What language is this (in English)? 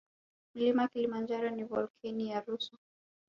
Swahili